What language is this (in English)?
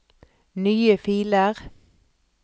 Norwegian